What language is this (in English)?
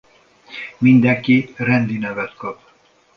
Hungarian